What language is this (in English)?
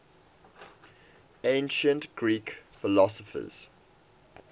English